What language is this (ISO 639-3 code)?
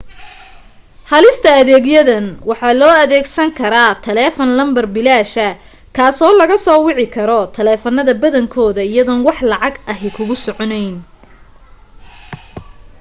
som